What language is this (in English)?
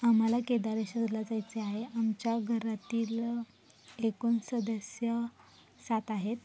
Marathi